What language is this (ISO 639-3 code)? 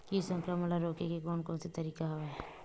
hne